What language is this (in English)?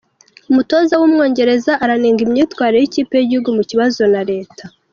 Kinyarwanda